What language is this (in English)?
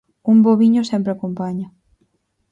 Galician